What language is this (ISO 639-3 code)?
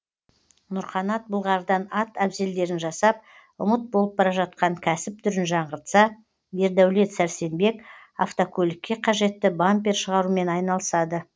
kaz